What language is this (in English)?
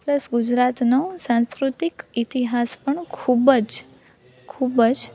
Gujarati